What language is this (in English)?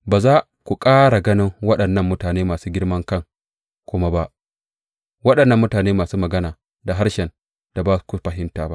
Hausa